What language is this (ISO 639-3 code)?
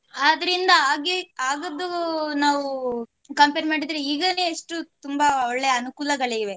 kan